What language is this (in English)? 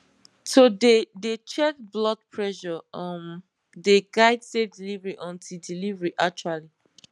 Nigerian Pidgin